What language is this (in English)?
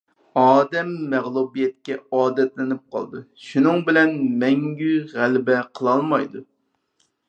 Uyghur